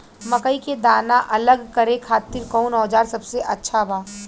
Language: Bhojpuri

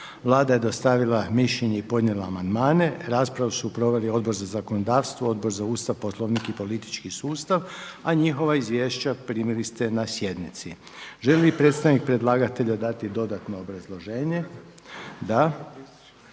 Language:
Croatian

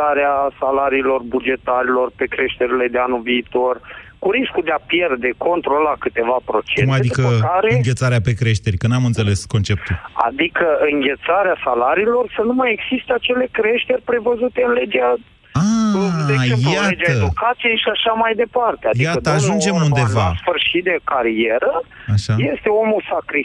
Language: Romanian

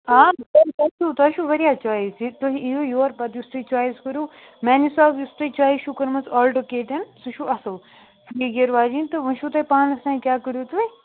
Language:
Kashmiri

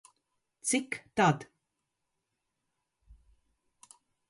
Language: Latvian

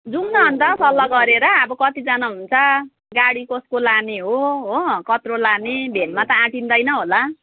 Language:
Nepali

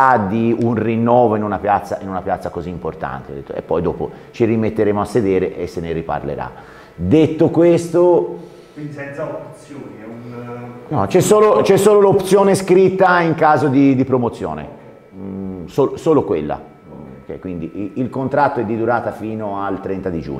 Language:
Italian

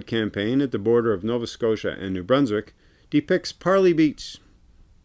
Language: English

